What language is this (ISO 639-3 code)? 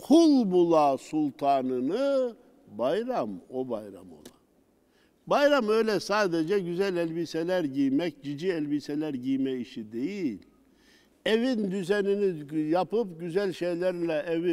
tur